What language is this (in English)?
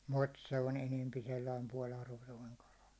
Finnish